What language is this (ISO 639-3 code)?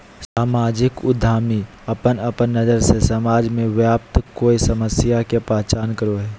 mag